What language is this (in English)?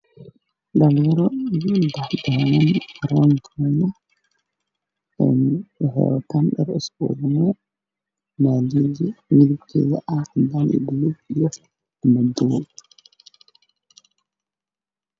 Somali